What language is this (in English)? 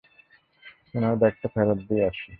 Bangla